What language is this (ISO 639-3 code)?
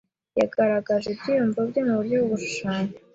kin